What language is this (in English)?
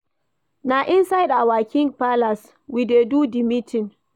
Nigerian Pidgin